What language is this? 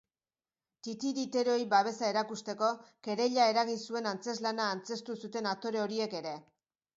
Basque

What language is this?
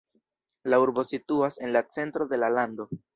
Esperanto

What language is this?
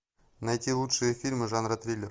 Russian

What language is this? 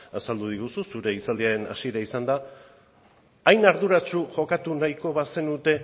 Basque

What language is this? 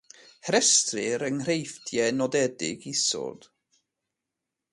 Welsh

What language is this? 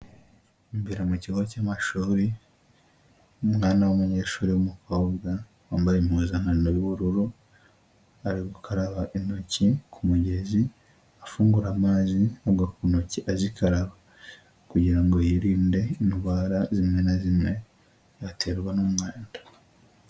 Kinyarwanda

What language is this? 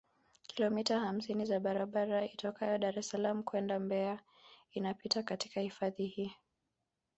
Swahili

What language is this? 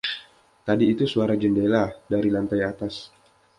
Indonesian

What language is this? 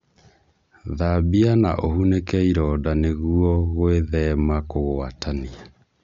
Kikuyu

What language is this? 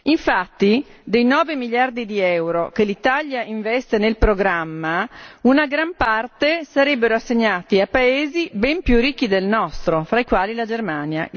Italian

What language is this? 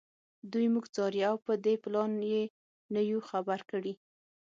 Pashto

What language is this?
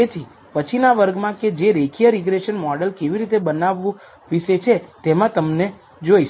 Gujarati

